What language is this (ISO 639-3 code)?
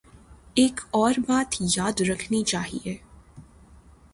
urd